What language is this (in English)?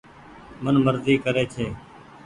Goaria